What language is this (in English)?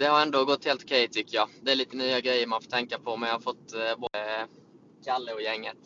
Swedish